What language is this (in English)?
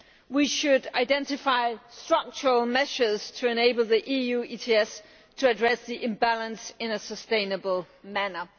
English